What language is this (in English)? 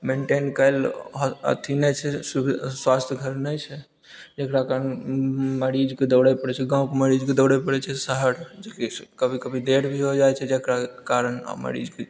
Maithili